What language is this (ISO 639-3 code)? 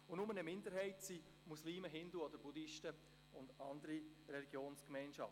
gsw